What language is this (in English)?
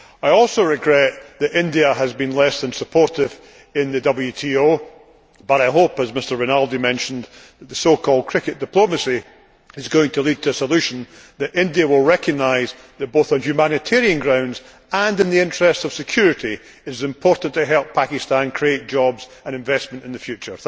English